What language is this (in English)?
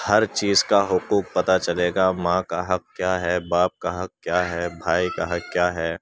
Urdu